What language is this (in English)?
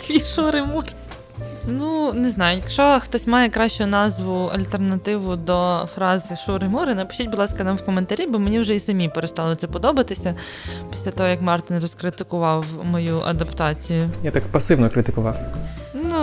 Ukrainian